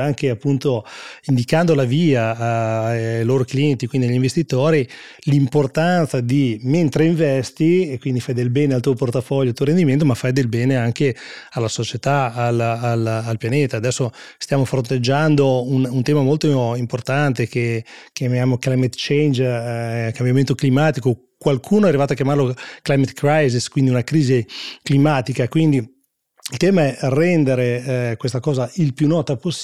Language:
Italian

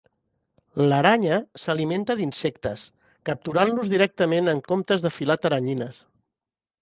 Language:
Catalan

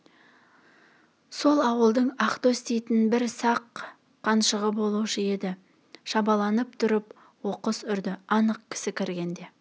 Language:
Kazakh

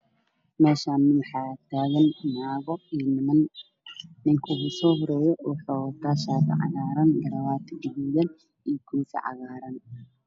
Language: Somali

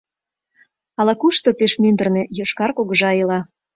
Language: Mari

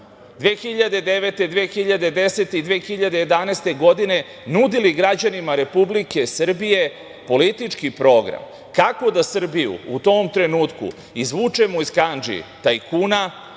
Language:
Serbian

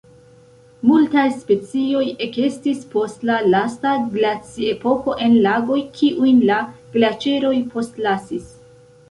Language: Esperanto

